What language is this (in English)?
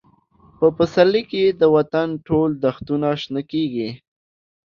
Pashto